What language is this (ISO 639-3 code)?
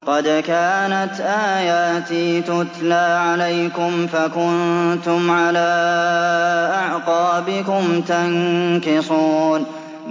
ara